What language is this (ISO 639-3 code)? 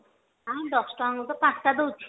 ori